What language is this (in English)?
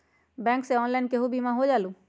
Magahi